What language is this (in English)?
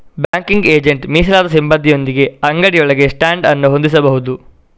Kannada